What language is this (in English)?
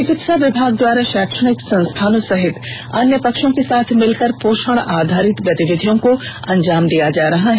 Hindi